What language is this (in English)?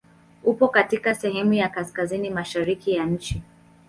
Swahili